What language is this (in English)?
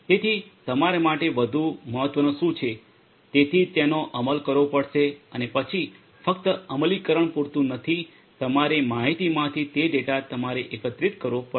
Gujarati